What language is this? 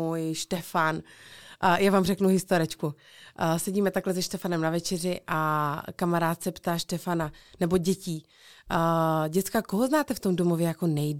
Czech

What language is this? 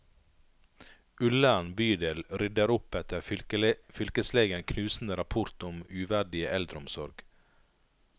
Norwegian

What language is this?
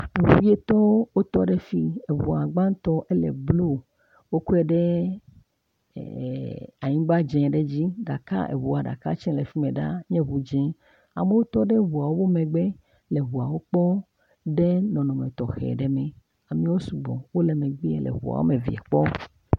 Ewe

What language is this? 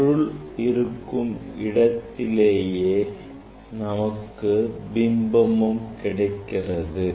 Tamil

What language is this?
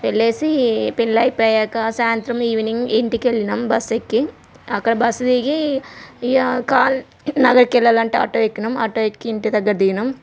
Telugu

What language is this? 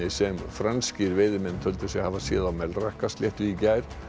Icelandic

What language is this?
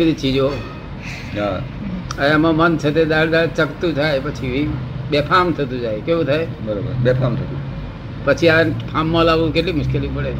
Gujarati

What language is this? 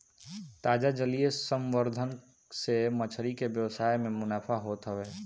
Bhojpuri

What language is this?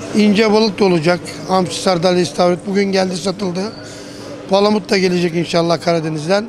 Turkish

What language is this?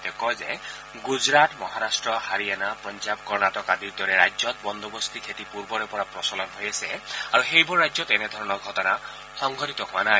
Assamese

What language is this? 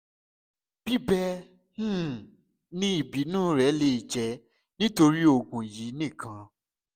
Yoruba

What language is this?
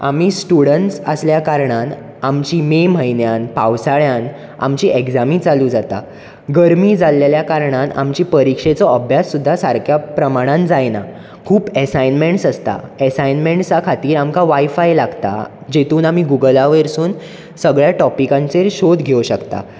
Konkani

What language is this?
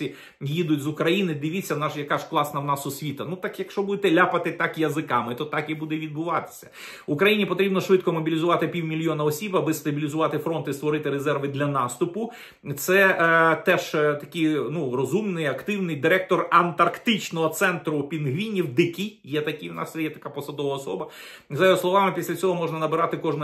Ukrainian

